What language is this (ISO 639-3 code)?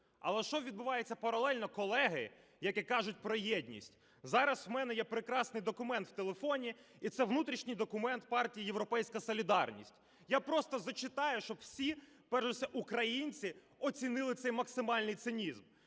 ukr